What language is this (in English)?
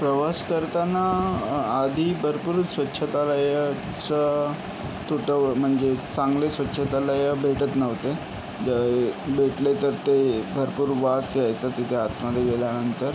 Marathi